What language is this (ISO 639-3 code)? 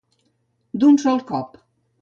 cat